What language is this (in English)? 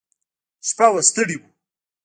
Pashto